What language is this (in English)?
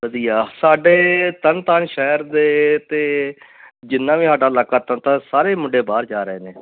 Punjabi